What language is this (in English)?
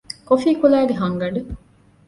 Divehi